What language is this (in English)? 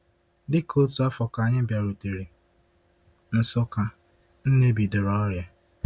Igbo